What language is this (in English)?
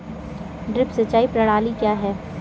Hindi